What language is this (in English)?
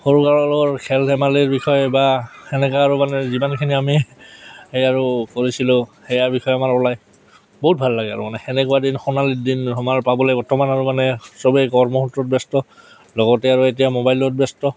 Assamese